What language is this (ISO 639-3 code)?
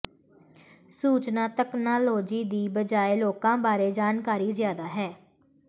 pan